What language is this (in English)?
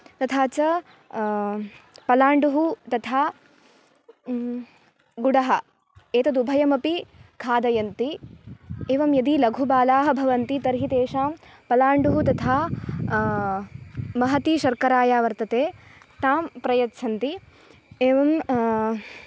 Sanskrit